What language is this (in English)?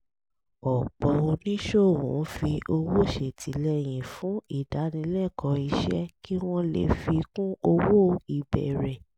Yoruba